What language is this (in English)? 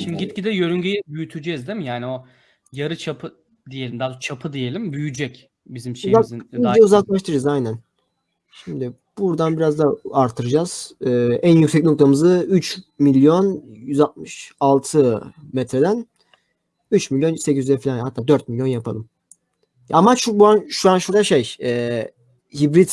Turkish